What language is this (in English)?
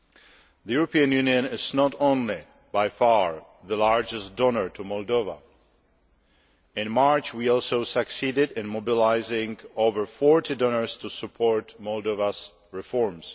English